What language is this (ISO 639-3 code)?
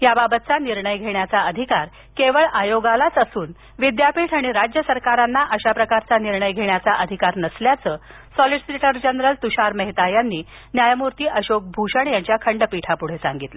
mar